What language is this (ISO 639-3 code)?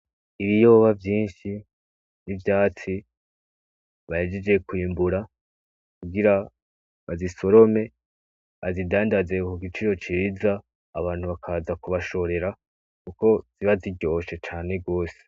run